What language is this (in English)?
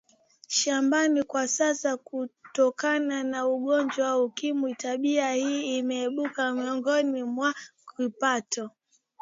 Swahili